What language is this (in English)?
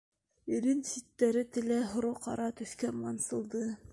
Bashkir